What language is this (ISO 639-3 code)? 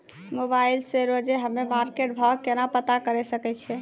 mai